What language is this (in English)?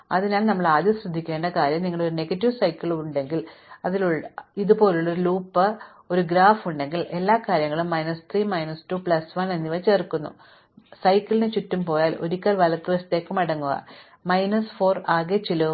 Malayalam